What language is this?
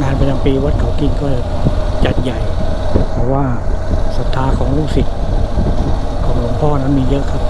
Thai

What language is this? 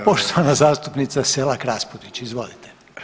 Croatian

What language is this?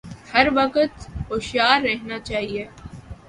Urdu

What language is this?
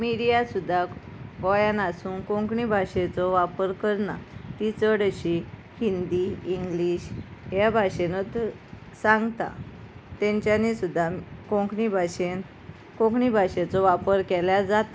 Konkani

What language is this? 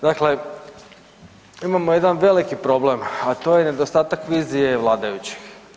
Croatian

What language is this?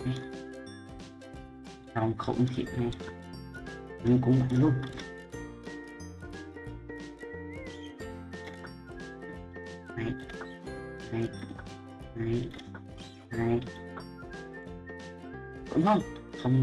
Vietnamese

